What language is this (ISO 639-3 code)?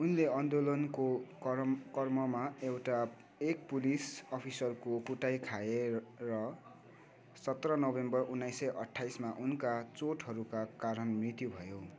nep